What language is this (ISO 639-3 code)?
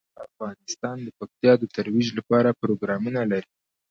pus